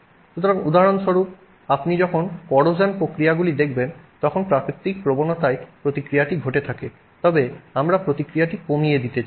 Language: Bangla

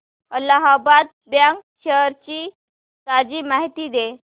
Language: Marathi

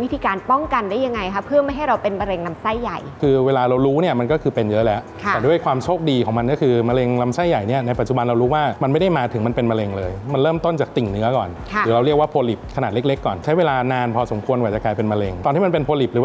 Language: Thai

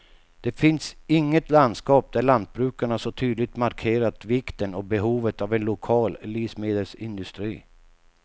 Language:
Swedish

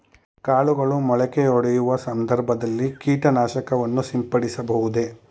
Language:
Kannada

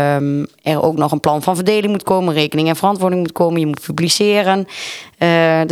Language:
Dutch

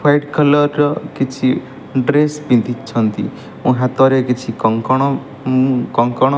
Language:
Odia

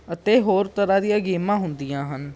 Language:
Punjabi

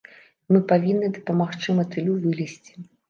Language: Belarusian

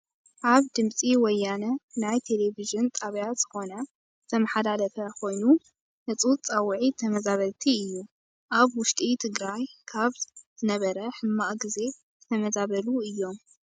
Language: Tigrinya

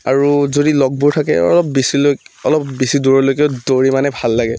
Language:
Assamese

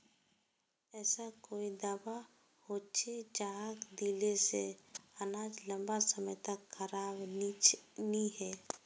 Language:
Magahi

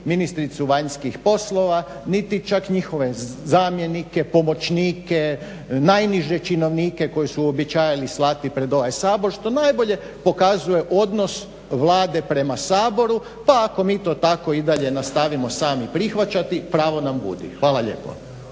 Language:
Croatian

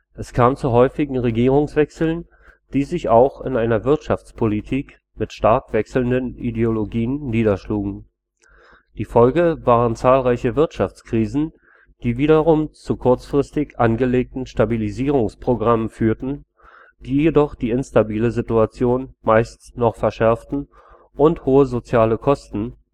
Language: German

